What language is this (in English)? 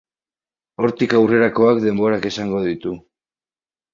Basque